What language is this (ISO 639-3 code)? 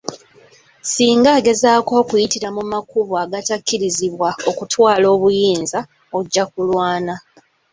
lug